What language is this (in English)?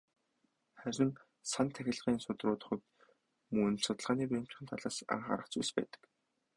Mongolian